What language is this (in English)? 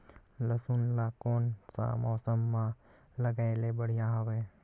Chhattisgarhi